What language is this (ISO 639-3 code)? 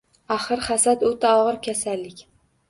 uzb